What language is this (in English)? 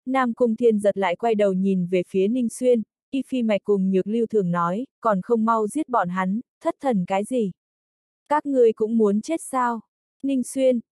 Vietnamese